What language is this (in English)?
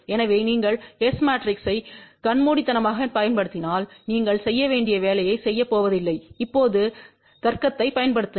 Tamil